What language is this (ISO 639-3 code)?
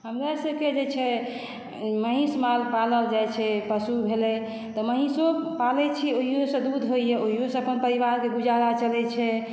mai